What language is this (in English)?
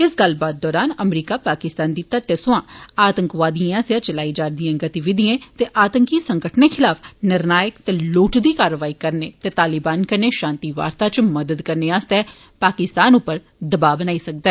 Dogri